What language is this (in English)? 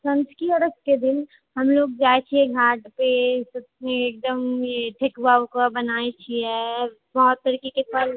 Maithili